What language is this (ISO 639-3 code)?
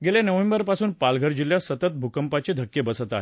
mar